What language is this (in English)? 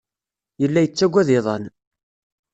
Kabyle